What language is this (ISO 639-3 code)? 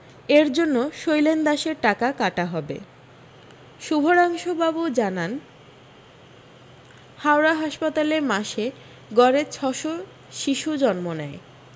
ben